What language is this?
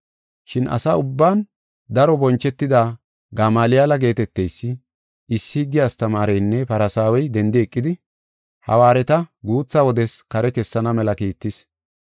Gofa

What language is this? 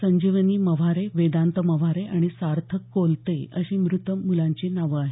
Marathi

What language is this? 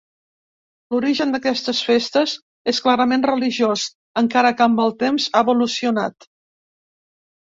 Catalan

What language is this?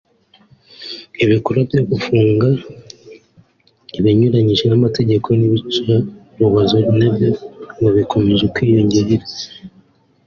Kinyarwanda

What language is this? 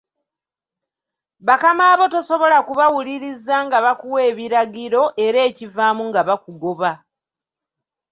Ganda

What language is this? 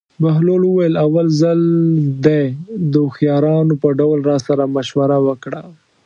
Pashto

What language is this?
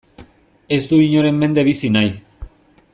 Basque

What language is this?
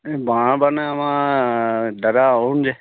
Assamese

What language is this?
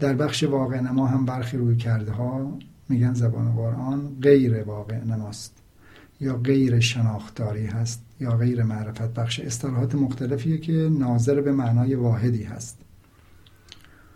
Persian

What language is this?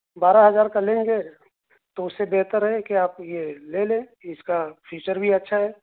Urdu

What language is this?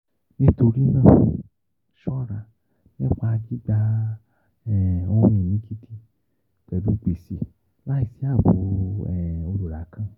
Yoruba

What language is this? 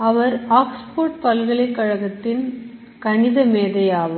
Tamil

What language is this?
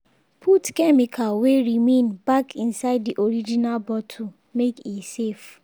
Nigerian Pidgin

